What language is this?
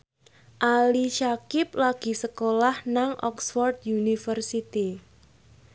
Javanese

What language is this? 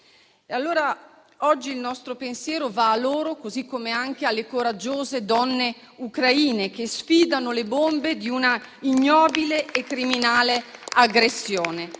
Italian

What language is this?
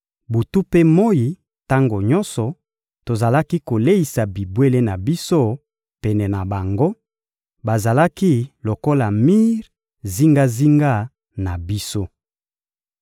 Lingala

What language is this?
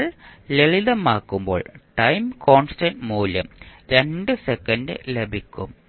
Malayalam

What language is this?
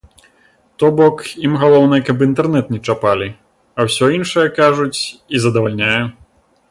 Belarusian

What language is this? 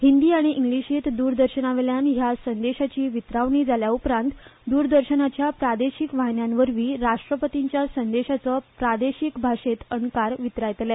Konkani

